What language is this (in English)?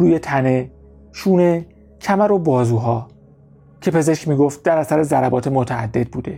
Persian